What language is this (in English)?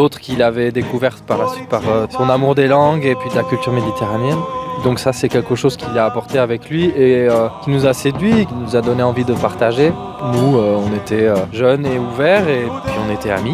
French